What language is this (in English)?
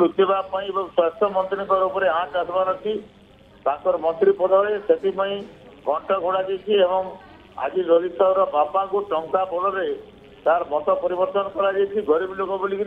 Hindi